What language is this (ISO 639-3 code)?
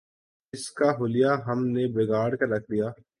urd